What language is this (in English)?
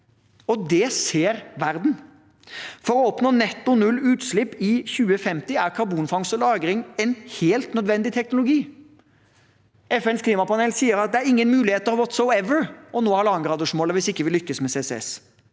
Norwegian